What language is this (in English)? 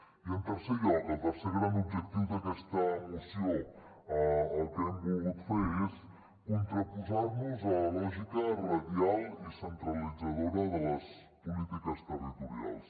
Catalan